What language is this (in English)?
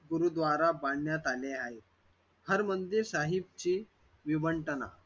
Marathi